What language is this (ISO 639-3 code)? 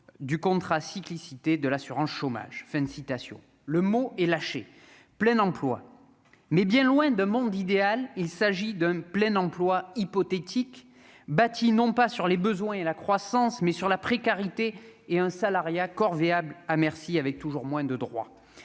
fra